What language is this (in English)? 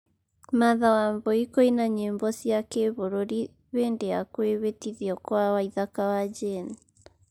Kikuyu